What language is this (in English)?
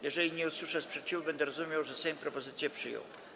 Polish